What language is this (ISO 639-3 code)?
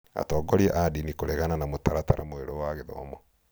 kik